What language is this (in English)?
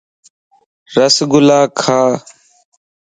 Lasi